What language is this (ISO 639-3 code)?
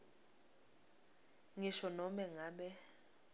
ssw